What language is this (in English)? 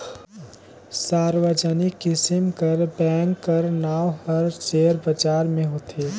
Chhattisgarhi